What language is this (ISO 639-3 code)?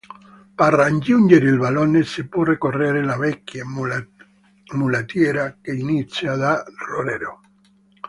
ita